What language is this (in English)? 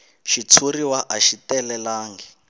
Tsonga